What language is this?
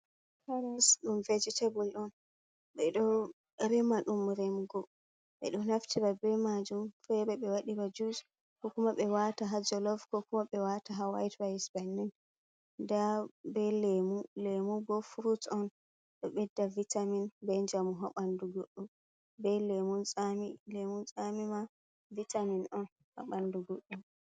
Fula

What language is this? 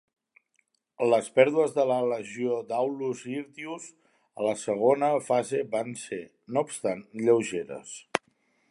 Catalan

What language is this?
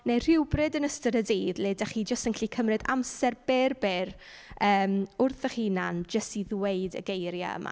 Welsh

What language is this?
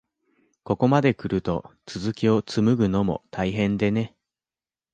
Japanese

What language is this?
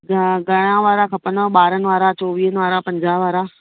Sindhi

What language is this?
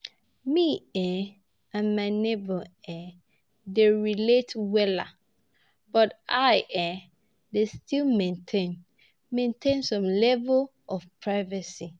Nigerian Pidgin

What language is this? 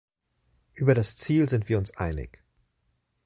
German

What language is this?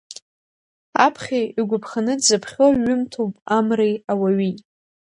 Abkhazian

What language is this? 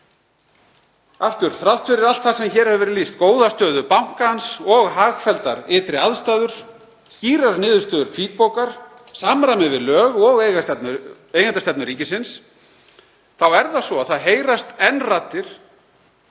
Icelandic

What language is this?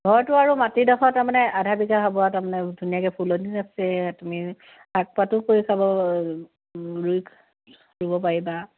Assamese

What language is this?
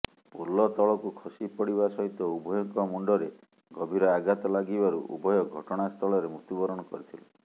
Odia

